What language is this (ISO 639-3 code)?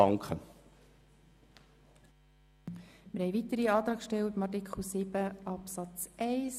gsw